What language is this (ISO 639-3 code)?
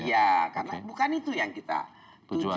ind